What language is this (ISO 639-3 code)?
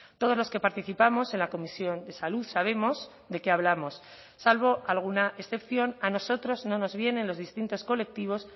spa